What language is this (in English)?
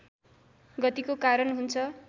Nepali